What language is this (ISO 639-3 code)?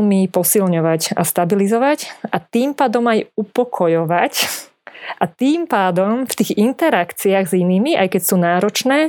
slk